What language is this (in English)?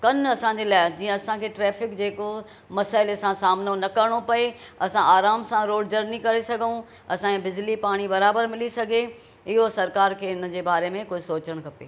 Sindhi